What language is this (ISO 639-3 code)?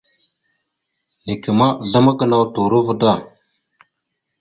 mxu